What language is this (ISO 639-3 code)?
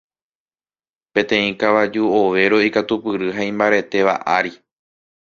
grn